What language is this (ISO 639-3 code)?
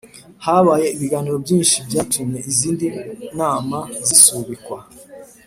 kin